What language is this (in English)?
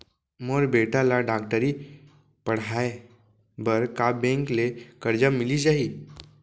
Chhattisgarhi